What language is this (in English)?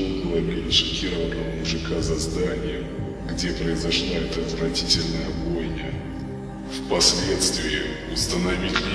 Russian